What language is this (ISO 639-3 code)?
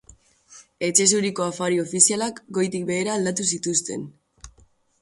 eus